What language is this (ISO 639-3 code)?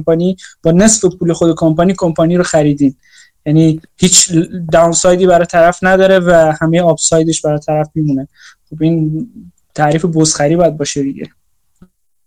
fas